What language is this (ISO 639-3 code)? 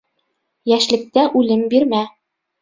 bak